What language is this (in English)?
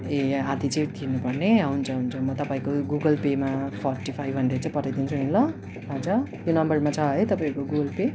Nepali